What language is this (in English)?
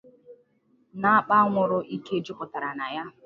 Igbo